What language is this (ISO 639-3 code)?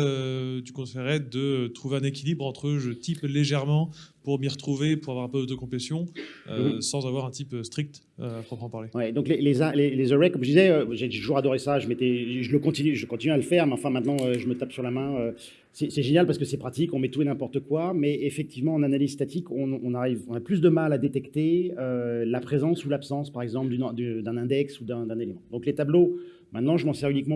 fra